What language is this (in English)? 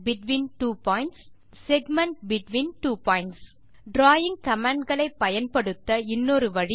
Tamil